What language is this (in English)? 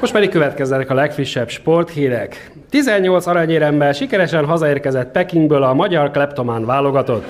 Hungarian